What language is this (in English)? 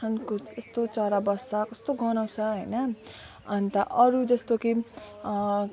Nepali